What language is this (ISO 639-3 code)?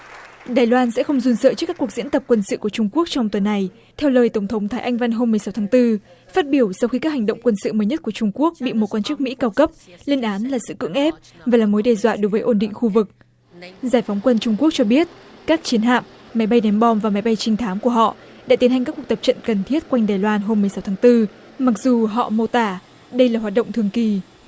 vie